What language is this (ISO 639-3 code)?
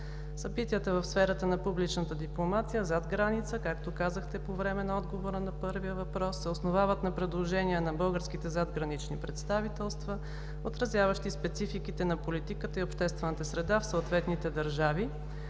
bul